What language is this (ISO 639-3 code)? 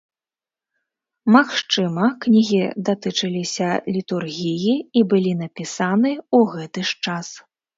bel